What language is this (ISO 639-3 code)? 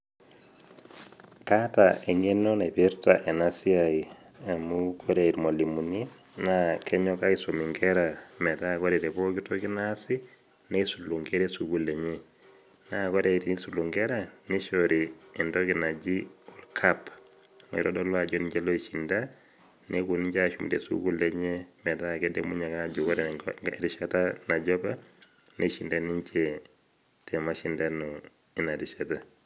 mas